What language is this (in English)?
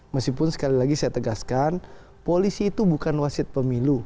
Indonesian